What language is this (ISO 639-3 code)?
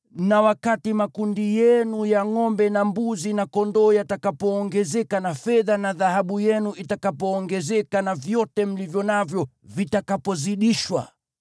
swa